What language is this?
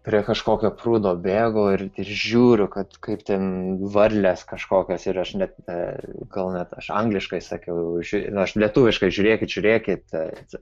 Lithuanian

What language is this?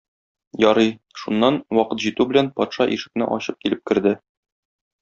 Tatar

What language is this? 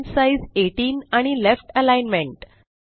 Marathi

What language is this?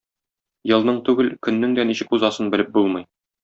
Tatar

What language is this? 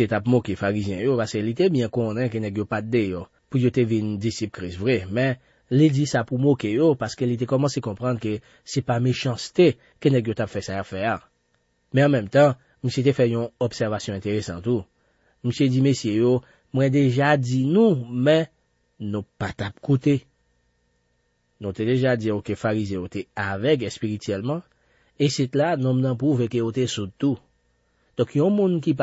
French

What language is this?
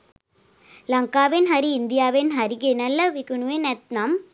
Sinhala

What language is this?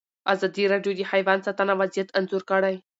Pashto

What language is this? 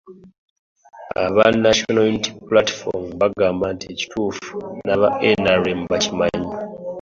Ganda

